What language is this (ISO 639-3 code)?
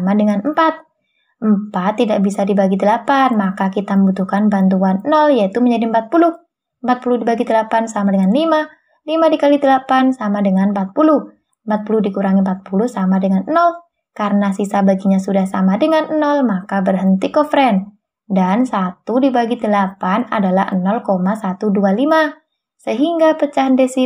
ind